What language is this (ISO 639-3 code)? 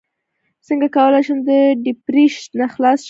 pus